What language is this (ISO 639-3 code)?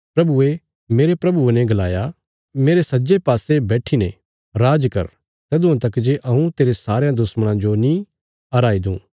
kfs